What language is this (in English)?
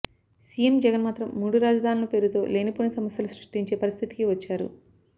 Telugu